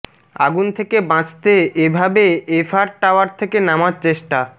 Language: Bangla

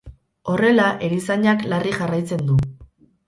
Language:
Basque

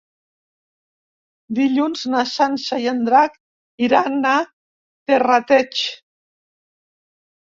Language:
Catalan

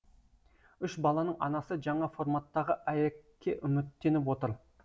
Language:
Kazakh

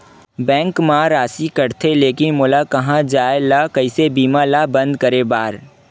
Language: Chhattisgarhi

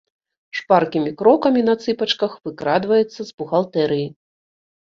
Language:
Belarusian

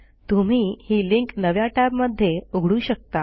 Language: Marathi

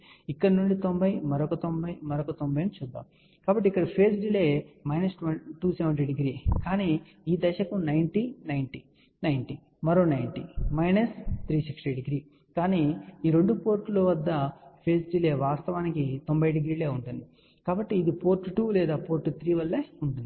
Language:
Telugu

